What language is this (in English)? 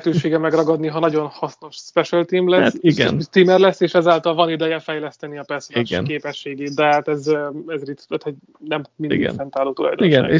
Hungarian